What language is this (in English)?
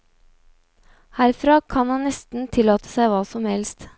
Norwegian